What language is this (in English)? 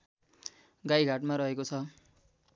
Nepali